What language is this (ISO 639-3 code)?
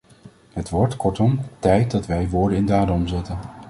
nld